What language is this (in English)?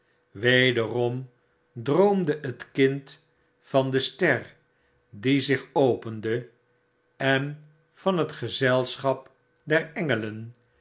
Dutch